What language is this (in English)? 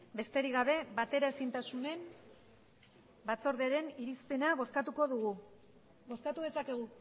Basque